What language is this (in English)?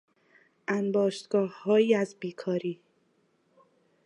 Persian